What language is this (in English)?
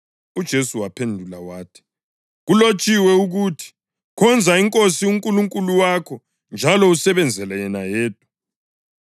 North Ndebele